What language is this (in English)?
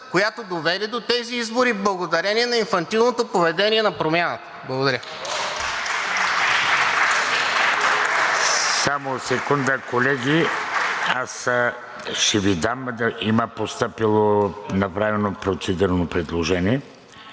Bulgarian